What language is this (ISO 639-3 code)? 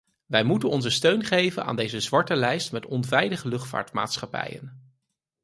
nld